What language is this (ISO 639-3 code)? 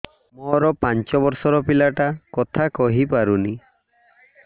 ori